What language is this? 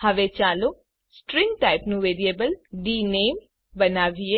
Gujarati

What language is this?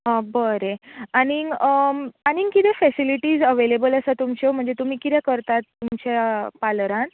Konkani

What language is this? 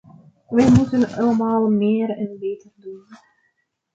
Dutch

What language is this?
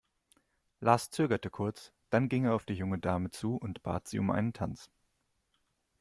German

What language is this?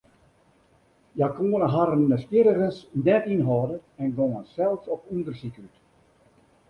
Western Frisian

